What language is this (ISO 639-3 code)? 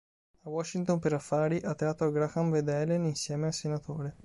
ita